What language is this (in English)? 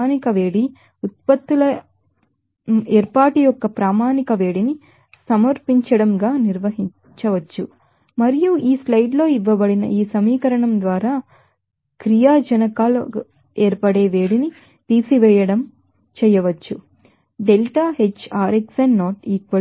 Telugu